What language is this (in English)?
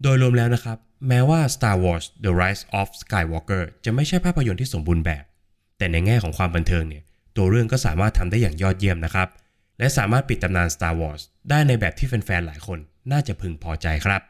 Thai